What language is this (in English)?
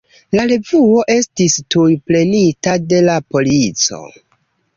Esperanto